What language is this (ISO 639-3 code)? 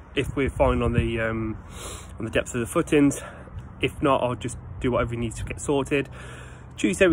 eng